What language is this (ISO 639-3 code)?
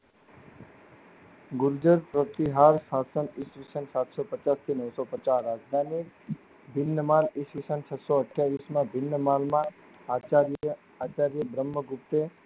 guj